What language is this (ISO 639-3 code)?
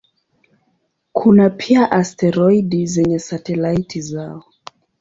swa